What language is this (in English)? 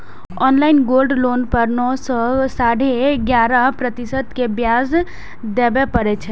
Maithili